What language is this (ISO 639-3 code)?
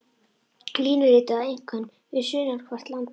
isl